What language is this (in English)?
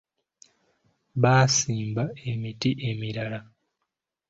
Ganda